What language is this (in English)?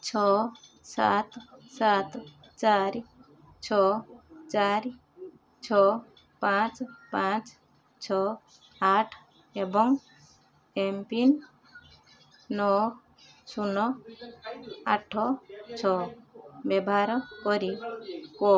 Odia